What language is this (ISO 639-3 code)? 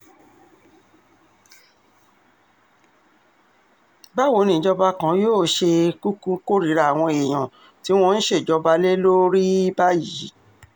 yor